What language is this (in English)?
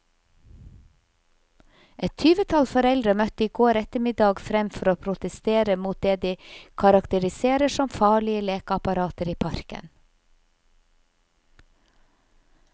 Norwegian